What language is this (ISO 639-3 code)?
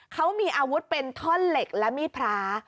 tha